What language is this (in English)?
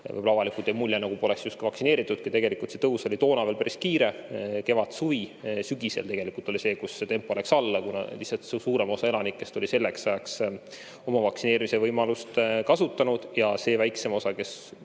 Estonian